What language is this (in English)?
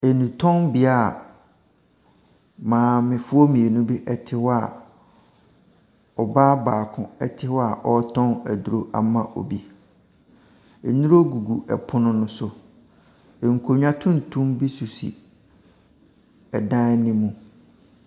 Akan